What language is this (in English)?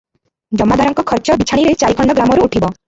Odia